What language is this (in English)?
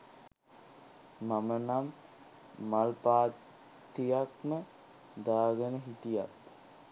Sinhala